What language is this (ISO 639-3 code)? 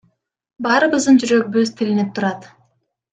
kir